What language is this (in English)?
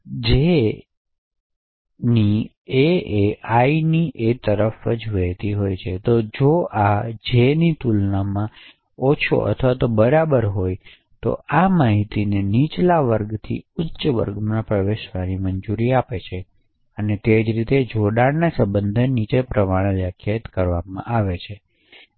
Gujarati